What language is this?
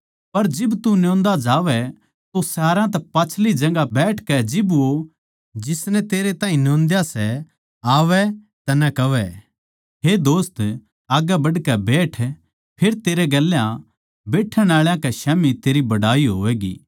Haryanvi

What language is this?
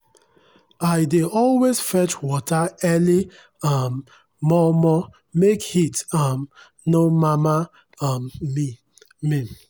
Nigerian Pidgin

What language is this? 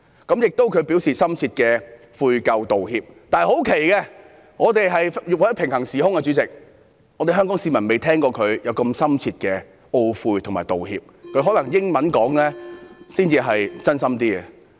Cantonese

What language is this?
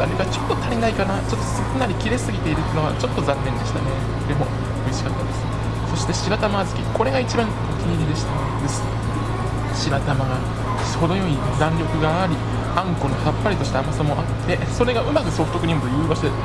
Japanese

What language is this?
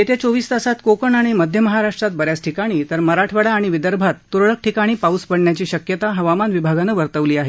Marathi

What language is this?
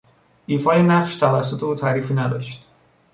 Persian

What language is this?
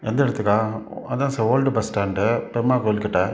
Tamil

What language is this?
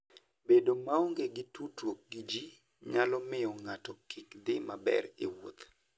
Luo (Kenya and Tanzania)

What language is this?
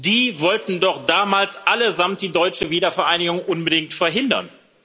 German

